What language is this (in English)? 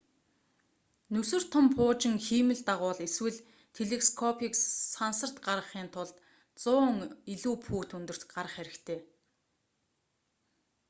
Mongolian